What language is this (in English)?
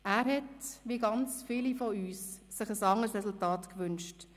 Swiss German